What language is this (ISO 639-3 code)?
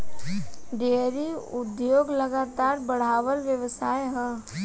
bho